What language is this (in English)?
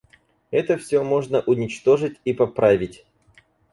Russian